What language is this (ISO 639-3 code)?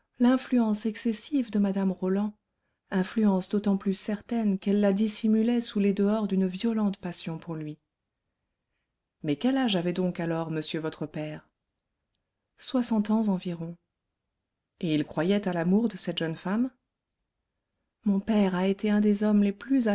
fra